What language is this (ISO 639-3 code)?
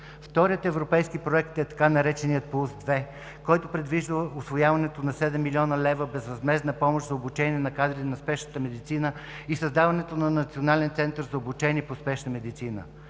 bul